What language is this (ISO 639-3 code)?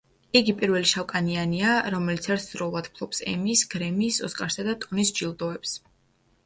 kat